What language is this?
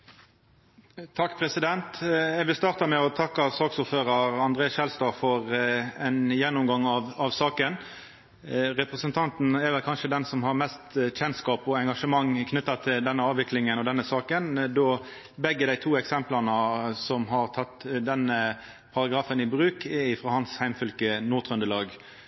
Norwegian Nynorsk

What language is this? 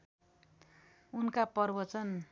Nepali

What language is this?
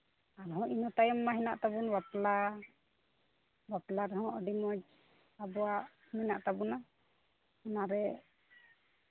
Santali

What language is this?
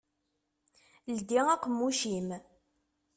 Kabyle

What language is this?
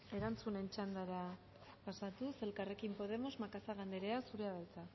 Basque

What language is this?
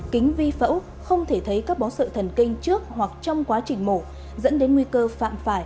Vietnamese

